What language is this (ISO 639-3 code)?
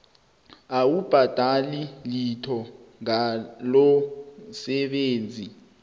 nbl